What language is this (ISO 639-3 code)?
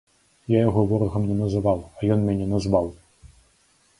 bel